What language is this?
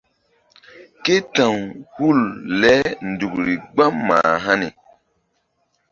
Mbum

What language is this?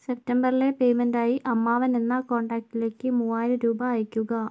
Malayalam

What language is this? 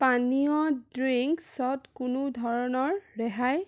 Assamese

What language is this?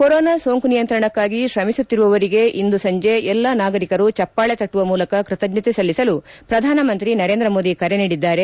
Kannada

